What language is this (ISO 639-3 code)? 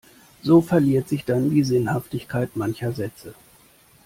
deu